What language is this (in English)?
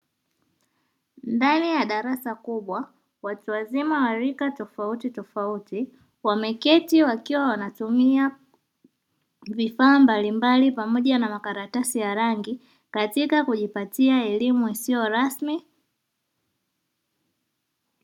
Swahili